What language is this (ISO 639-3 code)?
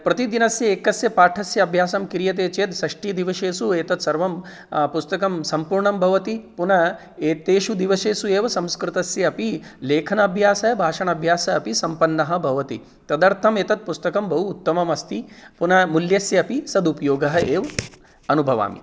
san